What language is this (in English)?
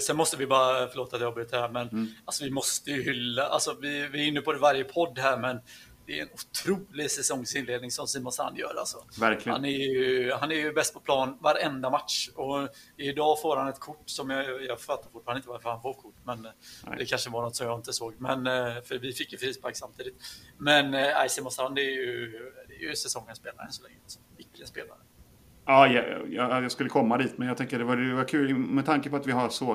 Swedish